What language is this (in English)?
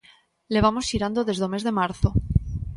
Galician